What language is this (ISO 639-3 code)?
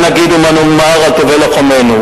heb